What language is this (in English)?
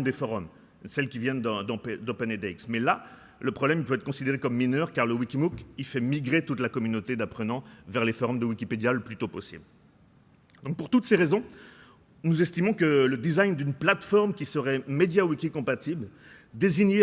French